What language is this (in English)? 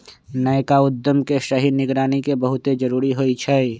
Magahi